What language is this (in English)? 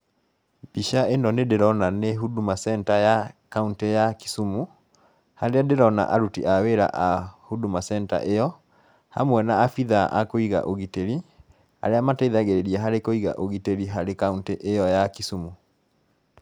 Kikuyu